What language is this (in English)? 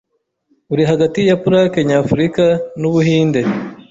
Kinyarwanda